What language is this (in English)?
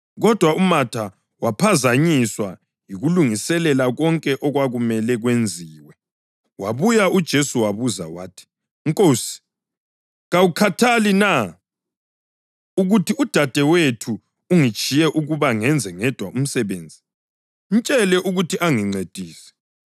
North Ndebele